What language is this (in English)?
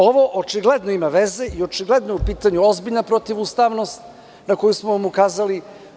Serbian